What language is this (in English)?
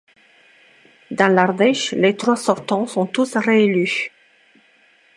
French